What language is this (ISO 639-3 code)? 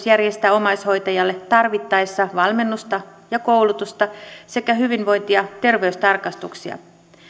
fin